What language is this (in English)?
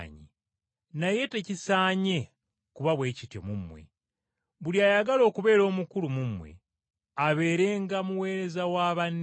Ganda